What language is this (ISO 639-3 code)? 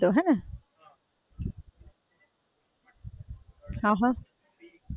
guj